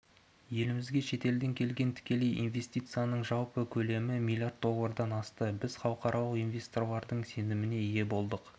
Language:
Kazakh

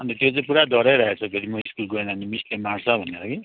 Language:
Nepali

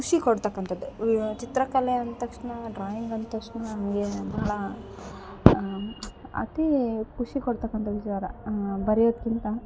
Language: Kannada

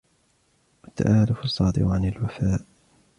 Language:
Arabic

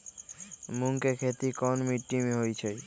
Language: Magahi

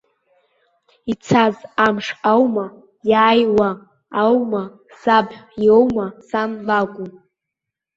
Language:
Abkhazian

